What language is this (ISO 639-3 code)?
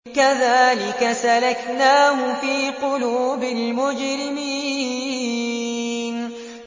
ara